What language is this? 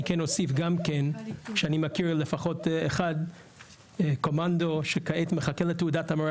Hebrew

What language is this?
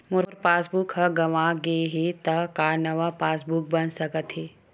Chhattisgarhi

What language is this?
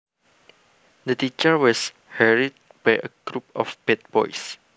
Javanese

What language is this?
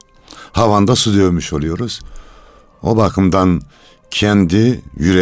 Turkish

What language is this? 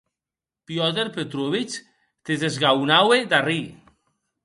Occitan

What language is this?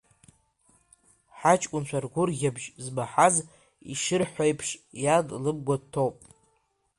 Abkhazian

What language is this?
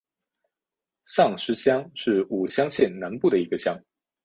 Chinese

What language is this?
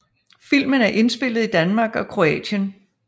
Danish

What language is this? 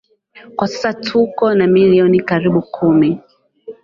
Swahili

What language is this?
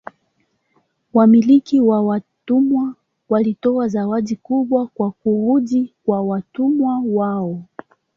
Swahili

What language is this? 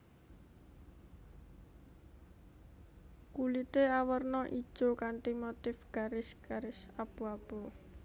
Javanese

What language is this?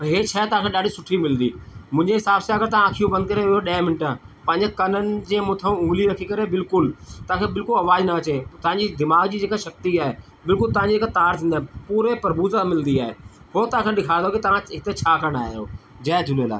Sindhi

